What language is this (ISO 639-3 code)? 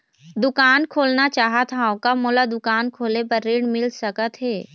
hne